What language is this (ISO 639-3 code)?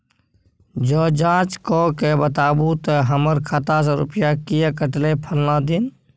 mai